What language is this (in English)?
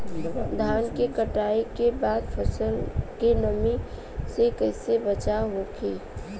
Bhojpuri